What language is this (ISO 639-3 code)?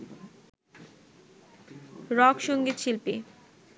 ben